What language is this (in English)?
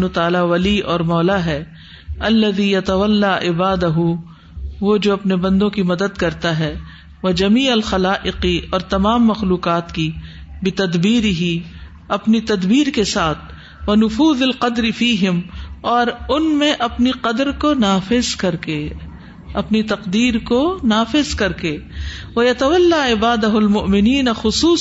Urdu